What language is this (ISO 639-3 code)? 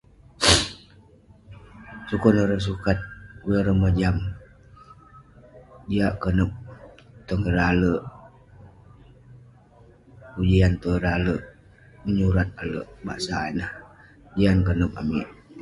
pne